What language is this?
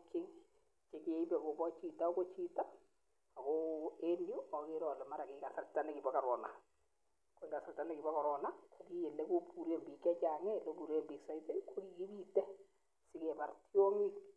Kalenjin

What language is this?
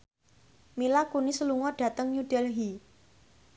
Javanese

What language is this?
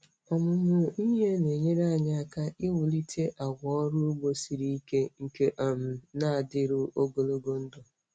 Igbo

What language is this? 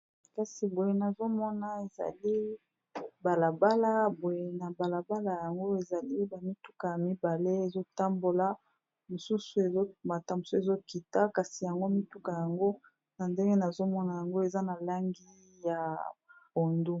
Lingala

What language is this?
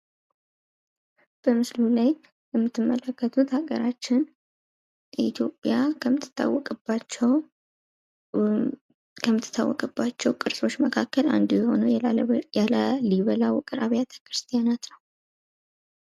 Amharic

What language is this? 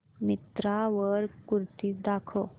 Marathi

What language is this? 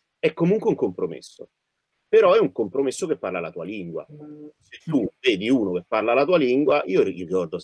Italian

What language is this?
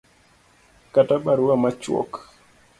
Luo (Kenya and Tanzania)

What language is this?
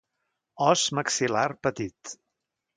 Catalan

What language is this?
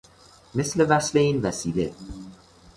Persian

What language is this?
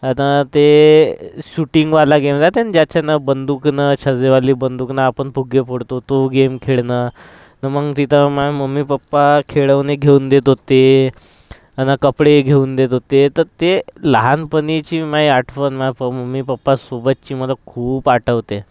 Marathi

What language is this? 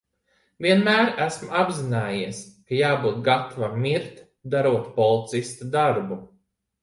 Latvian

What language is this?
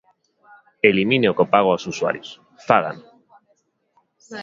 Galician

